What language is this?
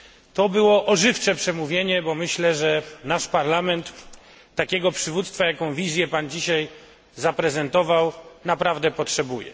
Polish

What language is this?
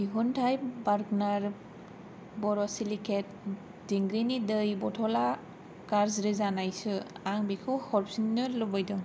Bodo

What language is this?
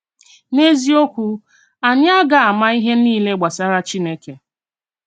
Igbo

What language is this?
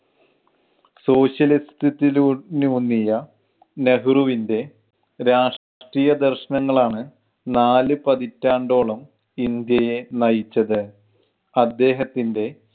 Malayalam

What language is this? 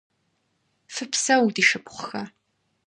Kabardian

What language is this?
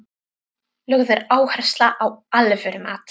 Icelandic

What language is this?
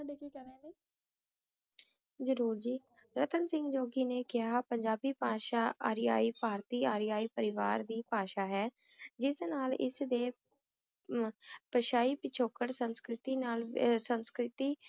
Punjabi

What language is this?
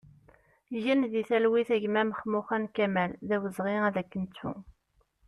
Kabyle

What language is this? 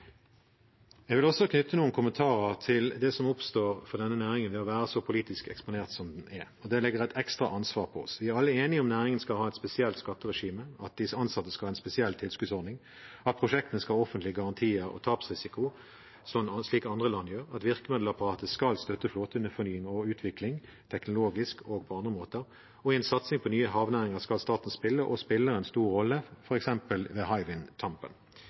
Norwegian Bokmål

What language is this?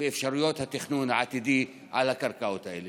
Hebrew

